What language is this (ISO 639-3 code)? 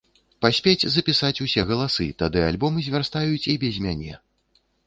bel